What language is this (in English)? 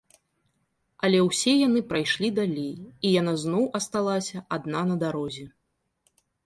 Belarusian